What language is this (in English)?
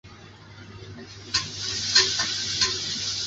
Chinese